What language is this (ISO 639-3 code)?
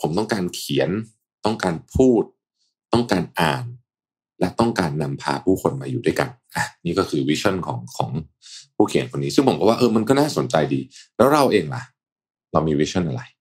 tha